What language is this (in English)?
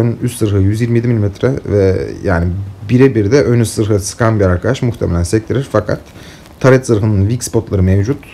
Turkish